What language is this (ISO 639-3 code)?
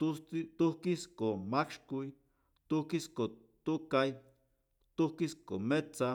zor